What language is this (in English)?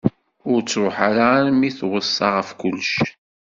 Kabyle